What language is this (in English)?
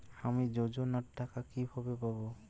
Bangla